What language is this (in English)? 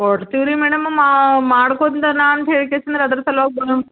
Kannada